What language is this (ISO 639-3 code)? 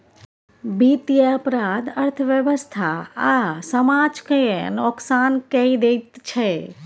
mai